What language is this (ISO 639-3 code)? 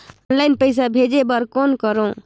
hne